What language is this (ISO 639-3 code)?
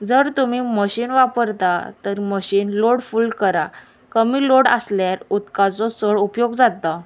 kok